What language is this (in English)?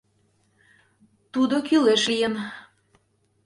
Mari